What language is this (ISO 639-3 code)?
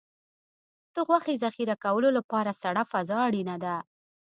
pus